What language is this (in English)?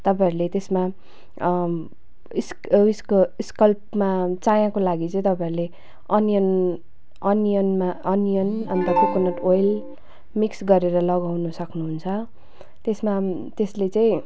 Nepali